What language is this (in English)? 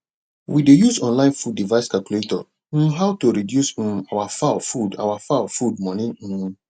Nigerian Pidgin